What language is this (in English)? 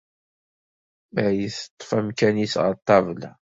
Kabyle